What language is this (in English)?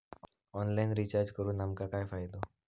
Marathi